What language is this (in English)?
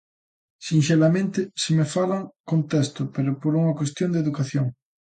Galician